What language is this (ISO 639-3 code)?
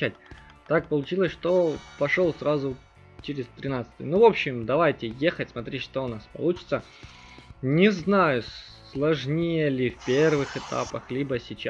rus